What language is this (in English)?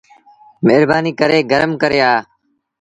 Sindhi Bhil